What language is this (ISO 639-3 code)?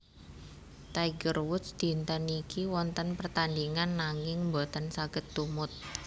jav